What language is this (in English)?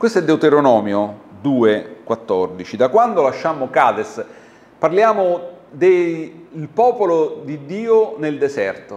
Italian